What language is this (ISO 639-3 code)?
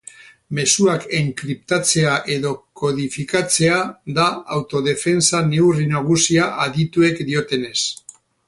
eus